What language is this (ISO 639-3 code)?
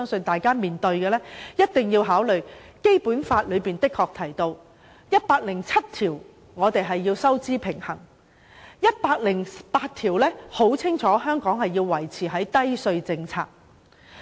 yue